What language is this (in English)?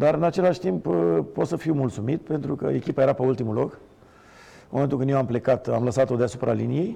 Romanian